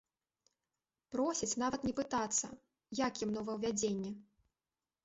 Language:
Belarusian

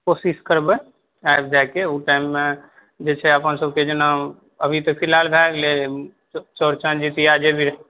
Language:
Maithili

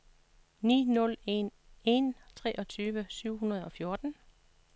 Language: Danish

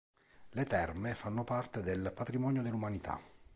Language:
Italian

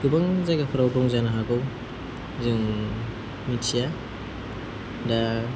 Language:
Bodo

